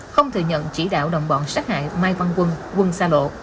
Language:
Vietnamese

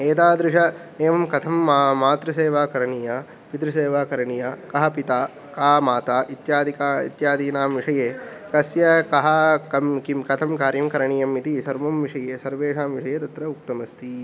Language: Sanskrit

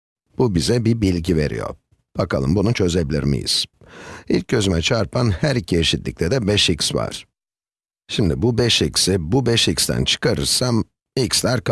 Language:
Turkish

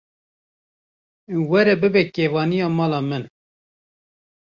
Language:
Kurdish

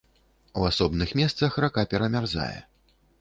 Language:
Belarusian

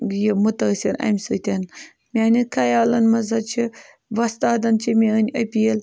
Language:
Kashmiri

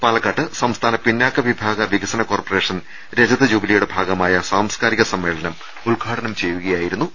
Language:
Malayalam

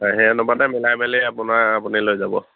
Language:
Assamese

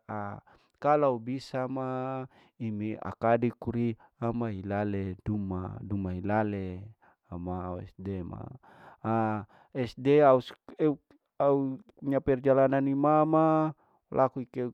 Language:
Larike-Wakasihu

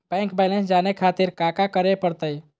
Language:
Magahi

